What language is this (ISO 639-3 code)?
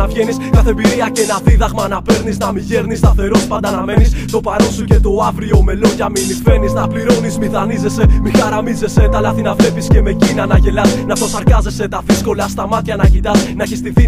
ell